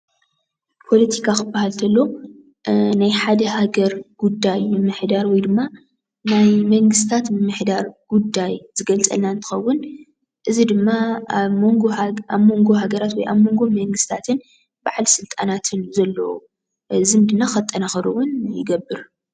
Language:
Tigrinya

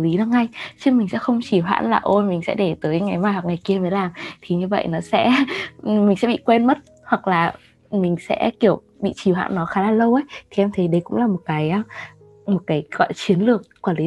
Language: Vietnamese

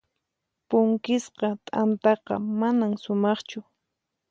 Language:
Puno Quechua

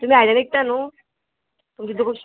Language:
Konkani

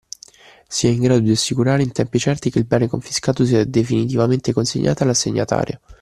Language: Italian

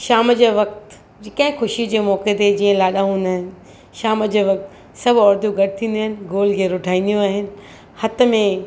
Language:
Sindhi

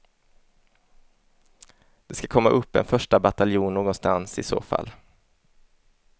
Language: Swedish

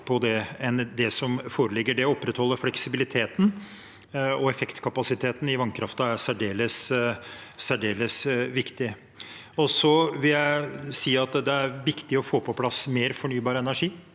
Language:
Norwegian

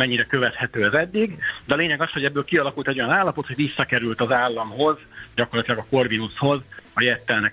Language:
Hungarian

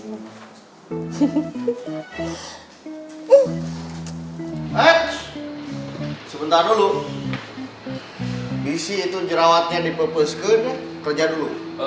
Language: Indonesian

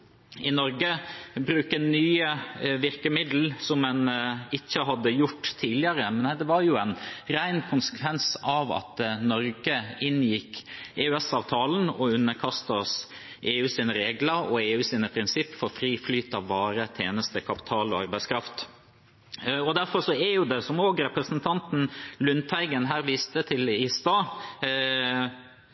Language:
Norwegian Bokmål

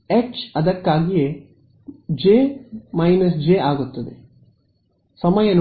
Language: Kannada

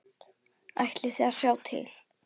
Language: Icelandic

